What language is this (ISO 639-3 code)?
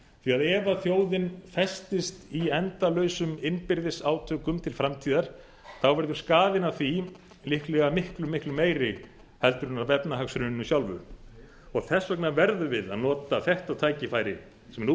isl